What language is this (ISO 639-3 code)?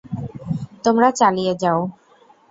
ben